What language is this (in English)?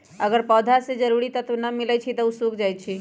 Magahi